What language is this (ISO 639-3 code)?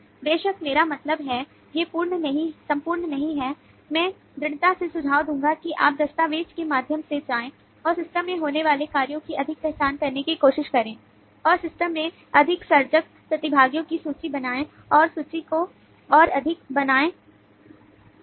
hin